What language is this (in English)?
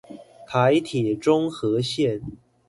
Chinese